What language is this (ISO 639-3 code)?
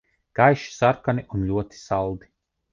lav